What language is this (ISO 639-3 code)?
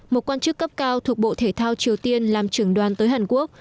vie